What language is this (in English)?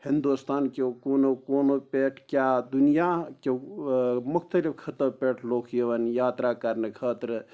Kashmiri